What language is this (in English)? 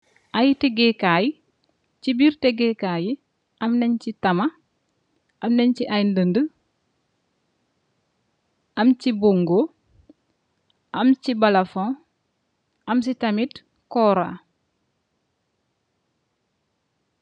Wolof